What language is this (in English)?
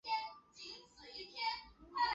Chinese